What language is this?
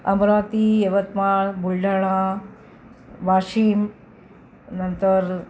Marathi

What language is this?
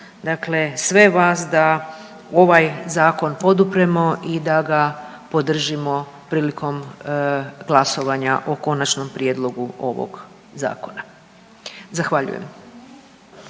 Croatian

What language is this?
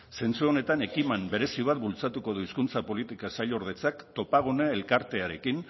Basque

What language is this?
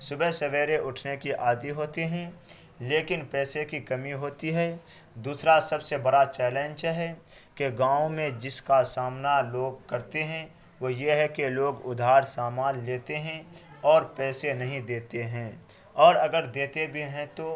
Urdu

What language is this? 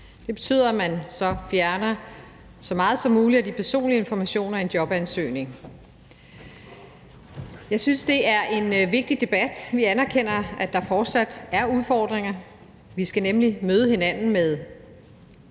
Danish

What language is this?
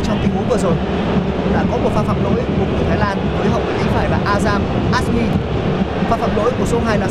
Vietnamese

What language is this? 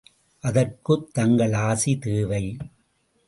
Tamil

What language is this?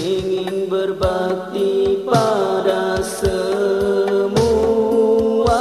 Malay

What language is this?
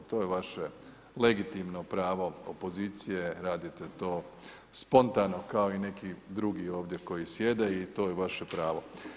Croatian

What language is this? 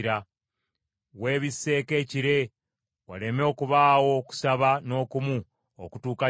Ganda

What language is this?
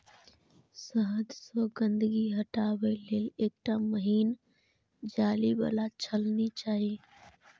Maithili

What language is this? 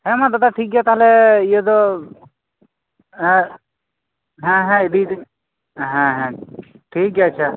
Santali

